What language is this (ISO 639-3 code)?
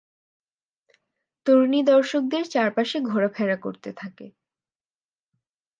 ben